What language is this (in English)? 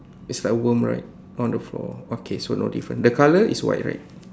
English